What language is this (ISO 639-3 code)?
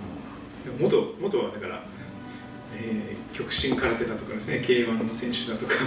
jpn